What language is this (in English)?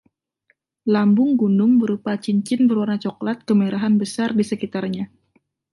Indonesian